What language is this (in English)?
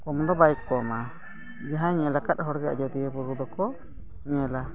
Santali